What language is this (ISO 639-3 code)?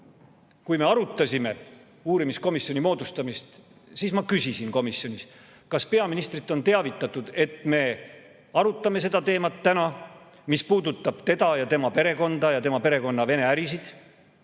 est